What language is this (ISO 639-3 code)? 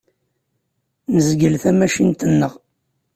kab